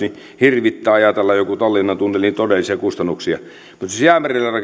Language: Finnish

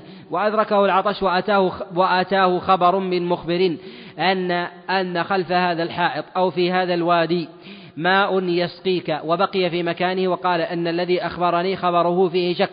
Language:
Arabic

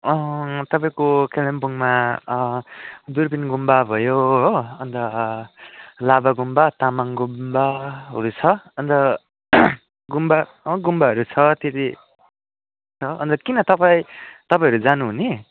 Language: Nepali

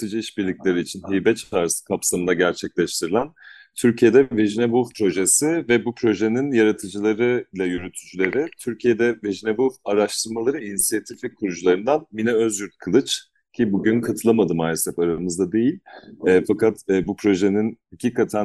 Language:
Turkish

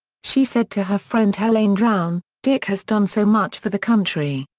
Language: English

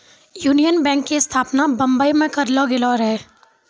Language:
Maithili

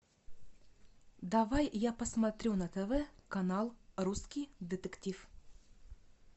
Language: Russian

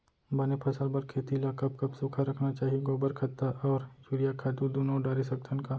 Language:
Chhattisgarhi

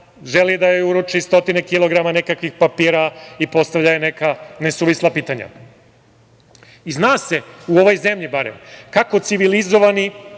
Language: Serbian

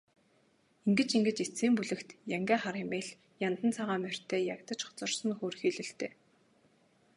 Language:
Mongolian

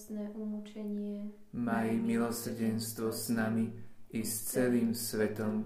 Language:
Slovak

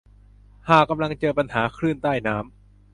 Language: Thai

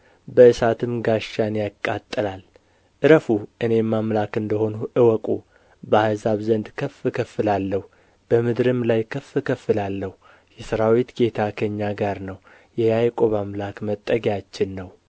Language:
Amharic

